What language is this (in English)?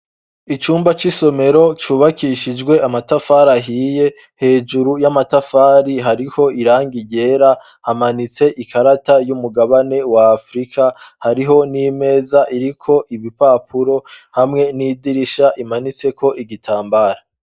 Rundi